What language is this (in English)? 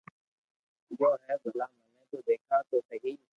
Loarki